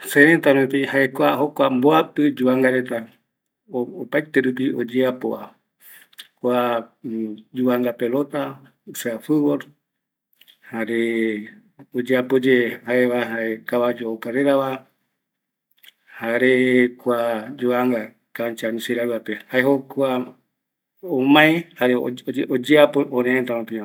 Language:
Eastern Bolivian Guaraní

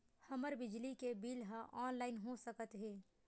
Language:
Chhattisgarhi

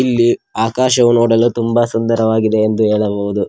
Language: Kannada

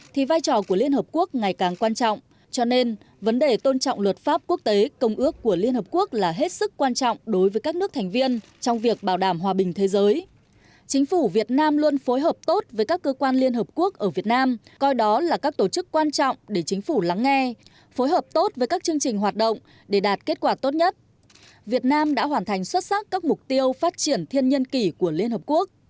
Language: Vietnamese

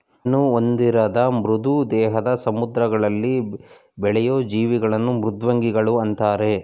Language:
Kannada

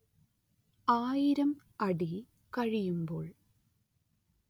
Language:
Malayalam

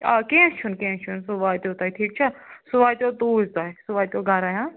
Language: Kashmiri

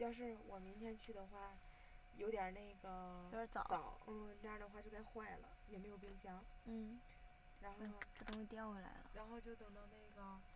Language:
Chinese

